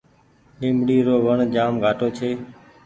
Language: Goaria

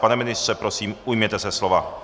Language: Czech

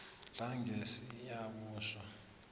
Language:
South Ndebele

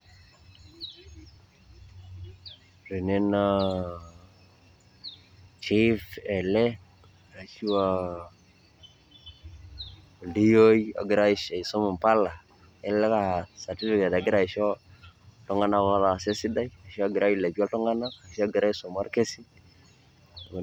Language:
Masai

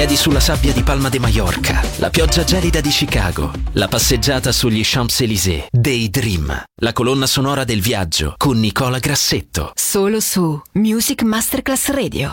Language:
Italian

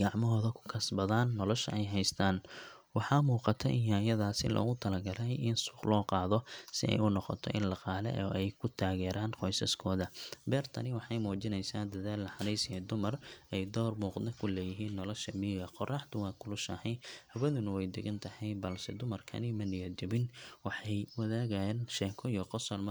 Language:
Somali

